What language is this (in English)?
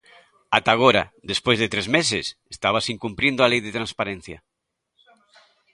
Galician